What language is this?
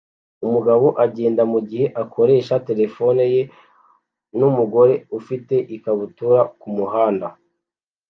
Kinyarwanda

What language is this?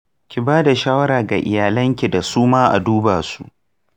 Hausa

